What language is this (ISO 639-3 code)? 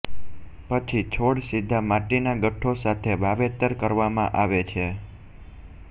guj